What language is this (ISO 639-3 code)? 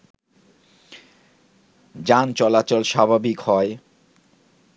ben